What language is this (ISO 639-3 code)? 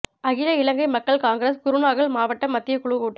tam